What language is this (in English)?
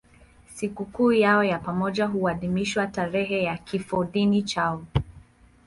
Swahili